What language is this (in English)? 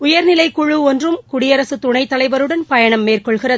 Tamil